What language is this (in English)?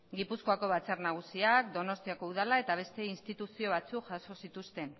Basque